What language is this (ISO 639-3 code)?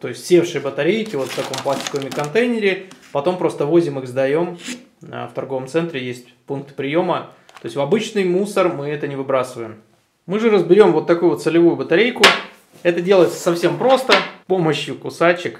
rus